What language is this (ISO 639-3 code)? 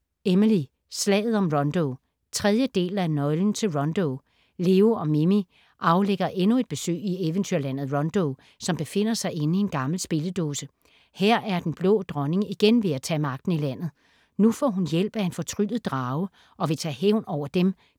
dan